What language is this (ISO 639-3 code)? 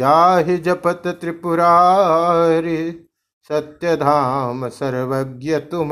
hin